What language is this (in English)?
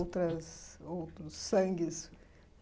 Portuguese